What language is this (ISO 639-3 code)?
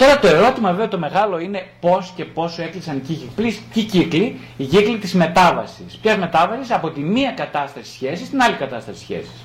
ell